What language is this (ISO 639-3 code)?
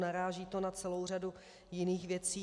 ces